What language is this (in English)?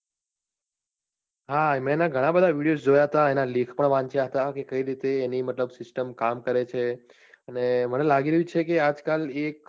Gujarati